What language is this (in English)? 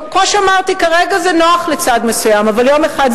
Hebrew